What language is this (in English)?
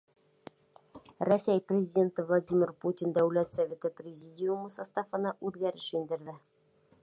Bashkir